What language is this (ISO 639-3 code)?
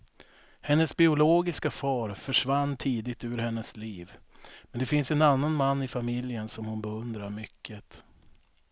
swe